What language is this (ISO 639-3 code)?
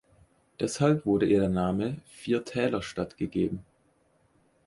deu